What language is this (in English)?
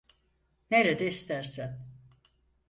Turkish